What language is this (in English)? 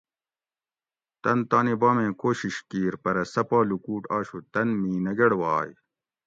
Gawri